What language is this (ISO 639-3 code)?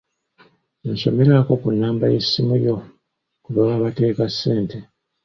lug